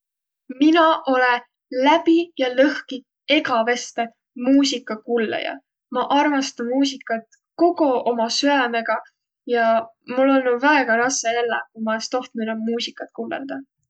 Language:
Võro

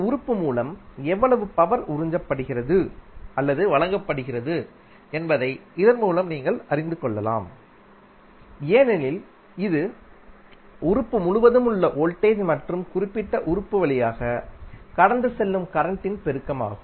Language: Tamil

